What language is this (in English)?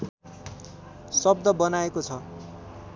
Nepali